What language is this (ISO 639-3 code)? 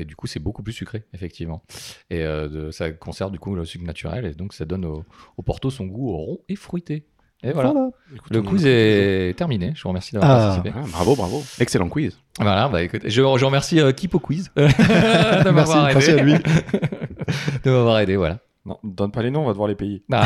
fra